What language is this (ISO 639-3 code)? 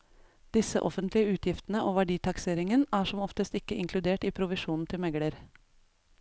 nor